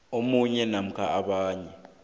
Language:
South Ndebele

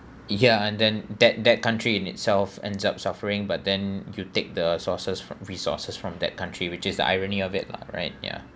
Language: English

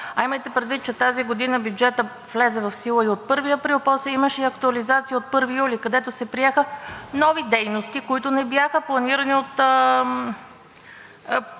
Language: Bulgarian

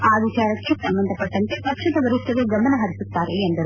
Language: Kannada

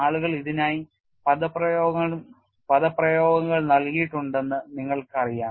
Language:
Malayalam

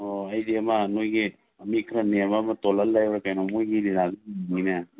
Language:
Manipuri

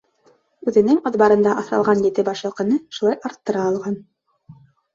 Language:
Bashkir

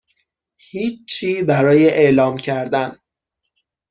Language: Persian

